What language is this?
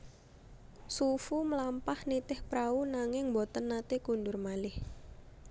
Javanese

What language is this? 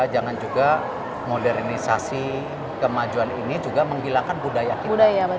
Indonesian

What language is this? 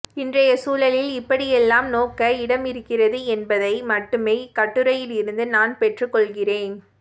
Tamil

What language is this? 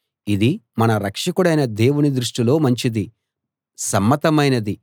Telugu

